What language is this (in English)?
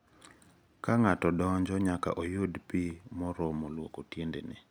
Luo (Kenya and Tanzania)